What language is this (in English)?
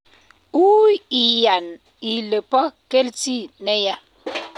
Kalenjin